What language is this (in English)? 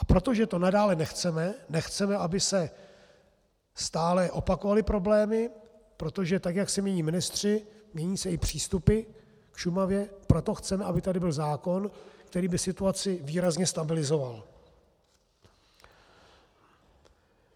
Czech